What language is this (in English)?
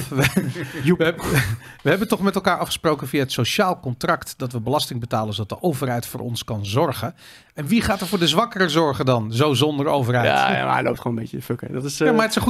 Dutch